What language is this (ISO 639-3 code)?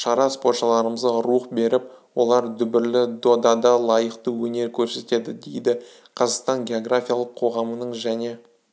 kaz